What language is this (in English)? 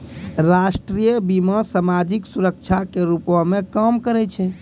Maithili